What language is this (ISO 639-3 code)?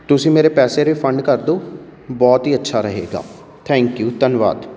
pan